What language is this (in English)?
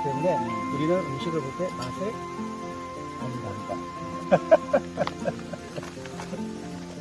Korean